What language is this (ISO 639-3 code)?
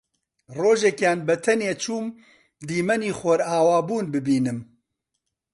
ckb